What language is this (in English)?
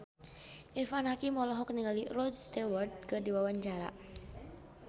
Sundanese